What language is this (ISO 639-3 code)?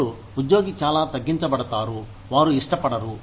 tel